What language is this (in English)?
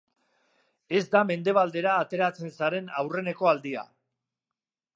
Basque